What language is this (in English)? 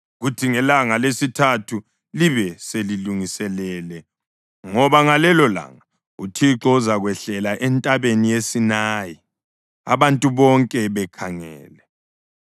North Ndebele